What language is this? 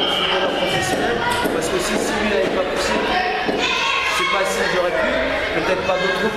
French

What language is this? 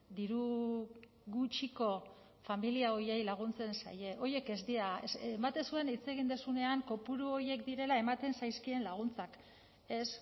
Basque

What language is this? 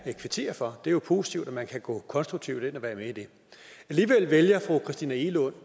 Danish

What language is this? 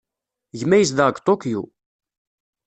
Kabyle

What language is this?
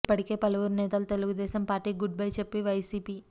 Telugu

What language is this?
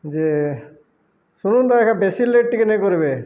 Odia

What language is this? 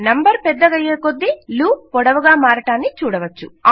Telugu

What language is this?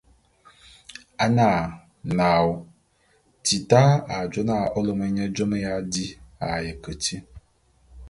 Bulu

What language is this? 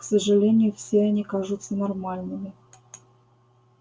Russian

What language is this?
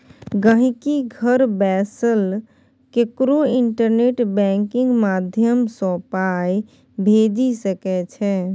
Maithili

